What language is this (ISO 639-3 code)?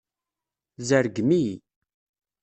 kab